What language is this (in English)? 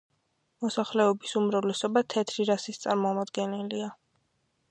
Georgian